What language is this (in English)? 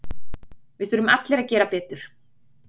Icelandic